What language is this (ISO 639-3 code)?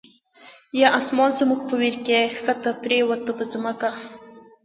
pus